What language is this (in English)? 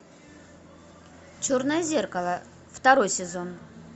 Russian